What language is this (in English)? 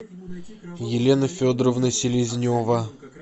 Russian